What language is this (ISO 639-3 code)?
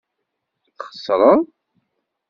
kab